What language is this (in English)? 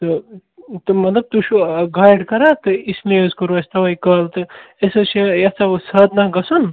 Kashmiri